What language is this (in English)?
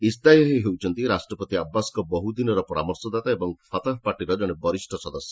Odia